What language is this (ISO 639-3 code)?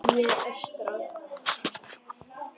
isl